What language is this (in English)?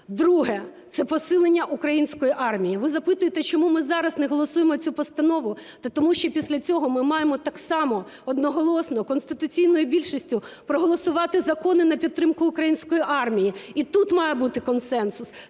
Ukrainian